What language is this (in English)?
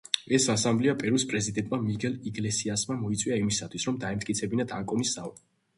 Georgian